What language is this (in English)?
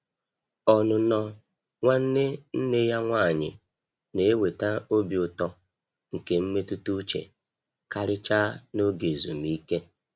Igbo